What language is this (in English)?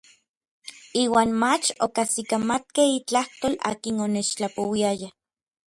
Orizaba Nahuatl